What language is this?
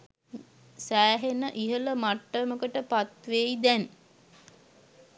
Sinhala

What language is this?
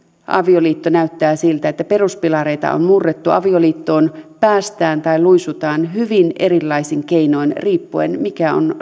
Finnish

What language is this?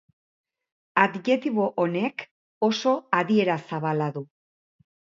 Basque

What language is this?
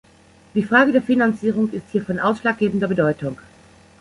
German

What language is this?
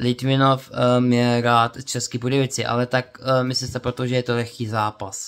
Czech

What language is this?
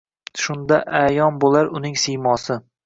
Uzbek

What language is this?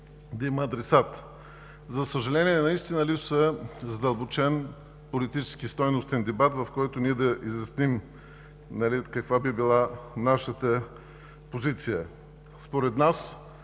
Bulgarian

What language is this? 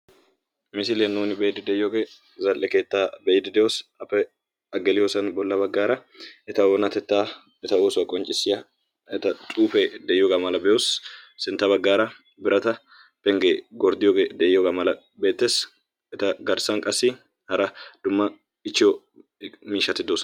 Wolaytta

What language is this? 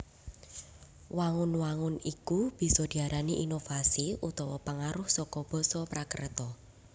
Javanese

